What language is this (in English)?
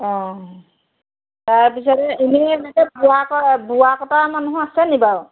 Assamese